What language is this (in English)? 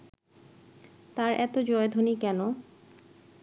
Bangla